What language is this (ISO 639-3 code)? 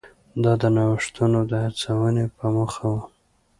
pus